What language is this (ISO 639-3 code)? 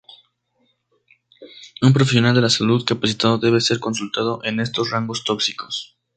spa